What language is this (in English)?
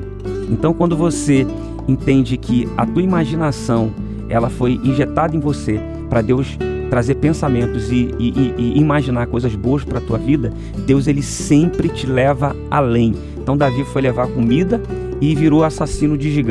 Portuguese